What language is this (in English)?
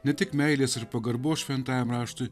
Lithuanian